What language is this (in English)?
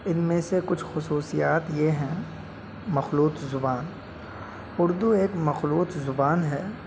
Urdu